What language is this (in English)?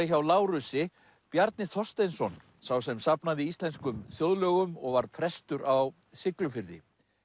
Icelandic